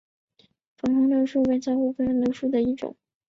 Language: Chinese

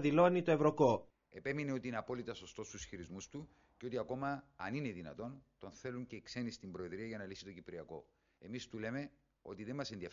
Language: Greek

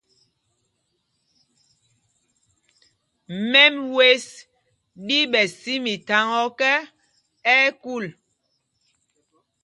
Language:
Mpumpong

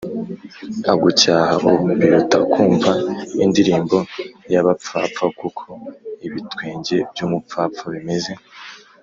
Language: Kinyarwanda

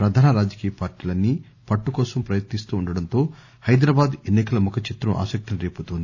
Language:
Telugu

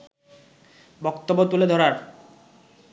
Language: Bangla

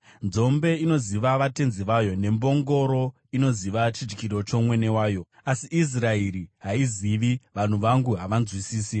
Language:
Shona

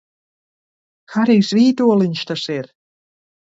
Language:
Latvian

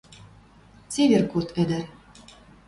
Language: Western Mari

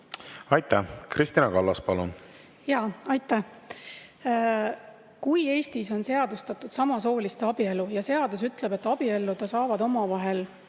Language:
Estonian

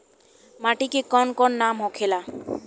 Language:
Bhojpuri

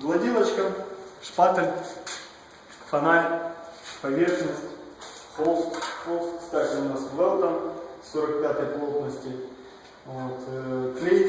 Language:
Russian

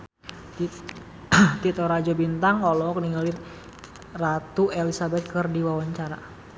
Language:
Sundanese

